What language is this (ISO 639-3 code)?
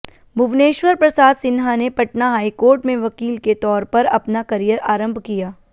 hin